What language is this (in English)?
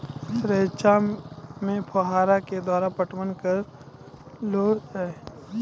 Maithili